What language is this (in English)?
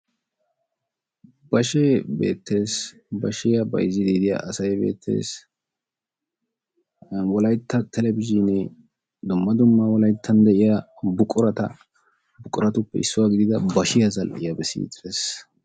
Wolaytta